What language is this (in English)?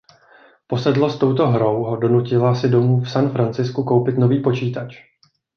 Czech